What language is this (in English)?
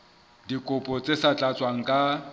Southern Sotho